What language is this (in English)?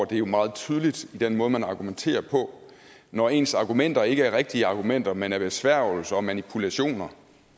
Danish